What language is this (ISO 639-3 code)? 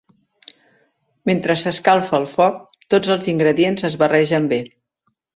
cat